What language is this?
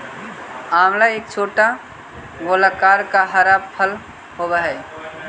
Magahi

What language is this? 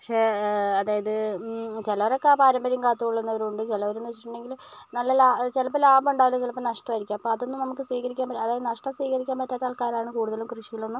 Malayalam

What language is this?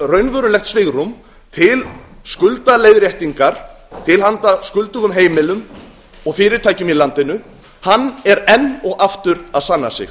Icelandic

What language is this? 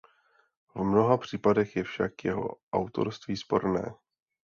Czech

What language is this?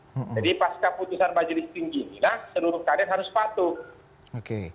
Indonesian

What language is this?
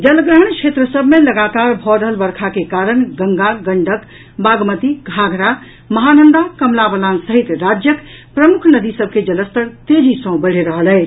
Maithili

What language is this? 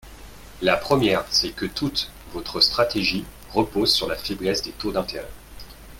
French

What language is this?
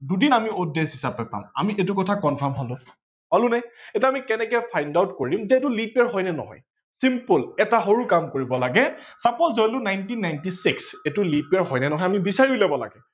Assamese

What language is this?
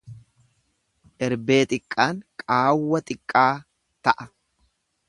Oromo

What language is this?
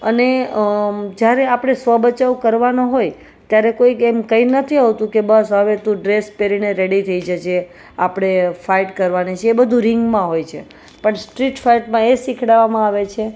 Gujarati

